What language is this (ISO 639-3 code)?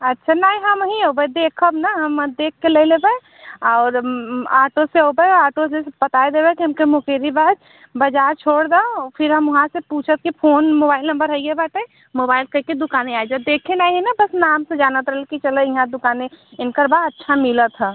hin